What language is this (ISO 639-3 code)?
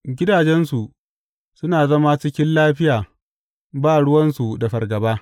hau